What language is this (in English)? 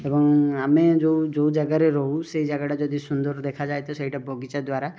Odia